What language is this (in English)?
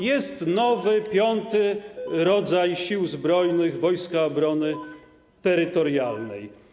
Polish